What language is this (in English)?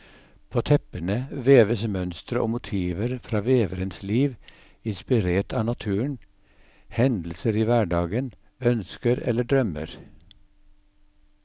Norwegian